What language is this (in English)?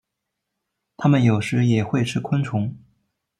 Chinese